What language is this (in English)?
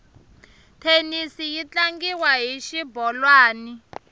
Tsonga